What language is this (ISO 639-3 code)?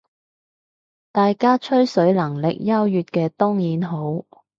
yue